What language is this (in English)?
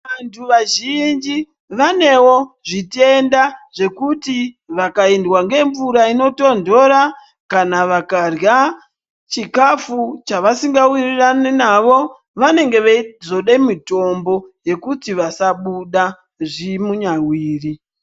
Ndau